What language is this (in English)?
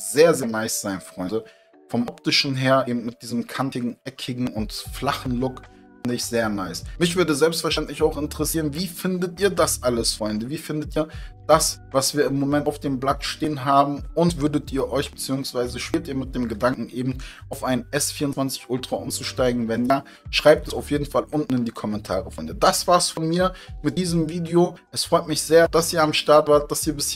German